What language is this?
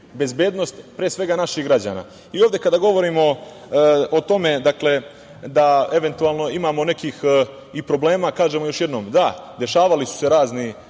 Serbian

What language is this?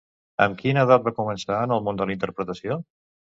Catalan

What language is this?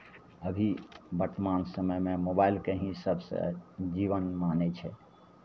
Maithili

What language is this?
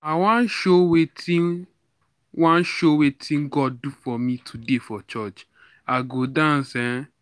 Nigerian Pidgin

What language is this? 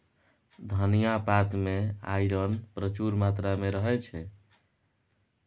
Maithili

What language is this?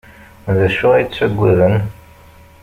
Kabyle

